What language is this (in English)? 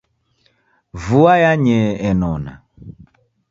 Taita